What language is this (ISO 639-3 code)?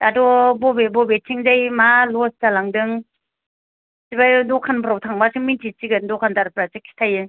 brx